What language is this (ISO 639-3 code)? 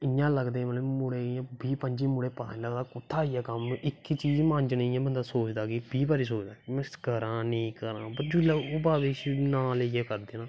doi